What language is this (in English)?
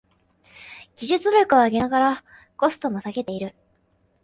Japanese